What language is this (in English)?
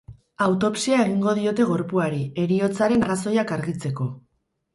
Basque